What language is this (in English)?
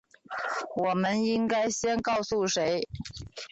Chinese